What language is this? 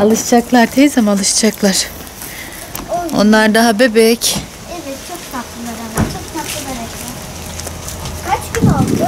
Turkish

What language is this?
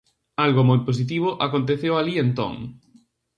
Galician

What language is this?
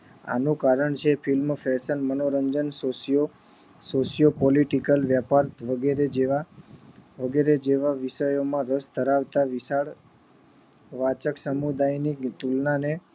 Gujarati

